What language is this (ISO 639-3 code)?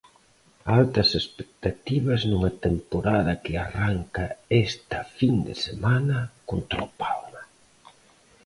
glg